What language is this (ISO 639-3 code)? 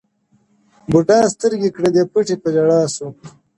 pus